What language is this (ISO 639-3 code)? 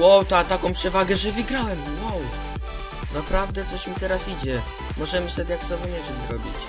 pol